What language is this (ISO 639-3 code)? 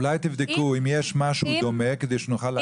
heb